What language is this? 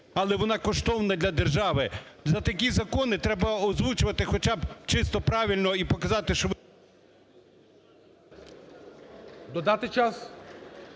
Ukrainian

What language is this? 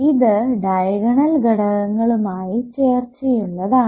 Malayalam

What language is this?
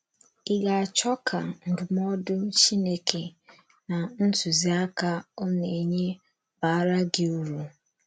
Igbo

